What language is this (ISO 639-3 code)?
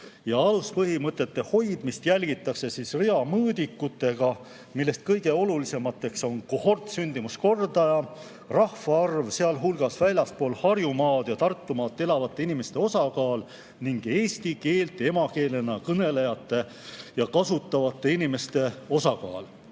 est